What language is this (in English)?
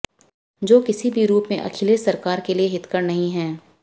Hindi